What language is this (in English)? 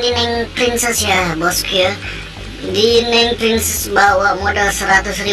Indonesian